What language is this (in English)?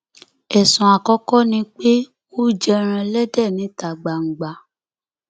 Yoruba